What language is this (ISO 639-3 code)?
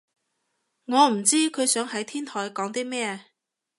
yue